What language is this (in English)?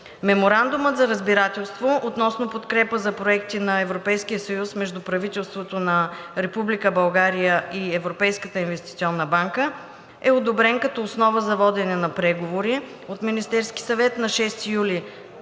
Bulgarian